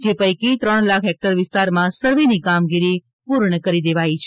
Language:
Gujarati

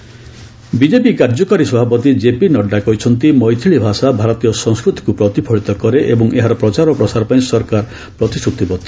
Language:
Odia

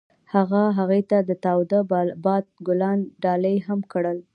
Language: Pashto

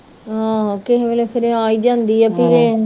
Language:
Punjabi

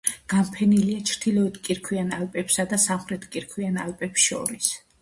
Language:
Georgian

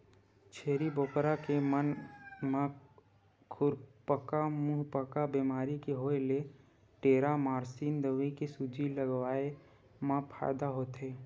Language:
Chhattisgarhi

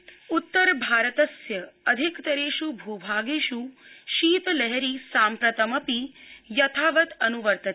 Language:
Sanskrit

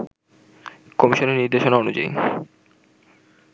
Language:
Bangla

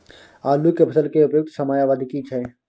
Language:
Maithili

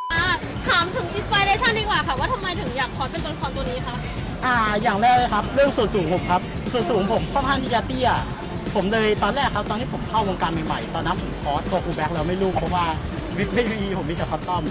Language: Thai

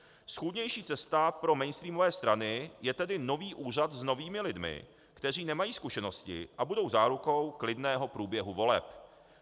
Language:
Czech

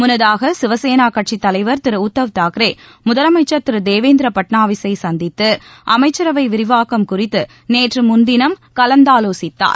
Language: Tamil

